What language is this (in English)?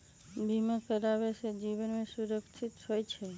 Magahi